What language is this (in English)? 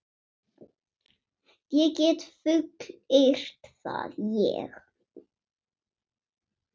Icelandic